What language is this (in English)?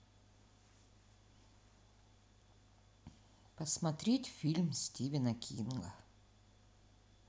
Russian